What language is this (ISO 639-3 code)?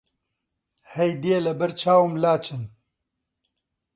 ckb